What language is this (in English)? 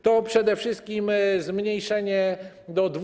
Polish